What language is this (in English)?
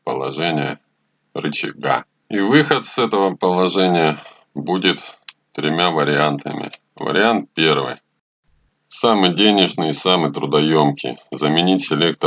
Russian